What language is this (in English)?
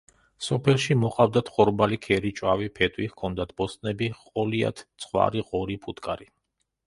Georgian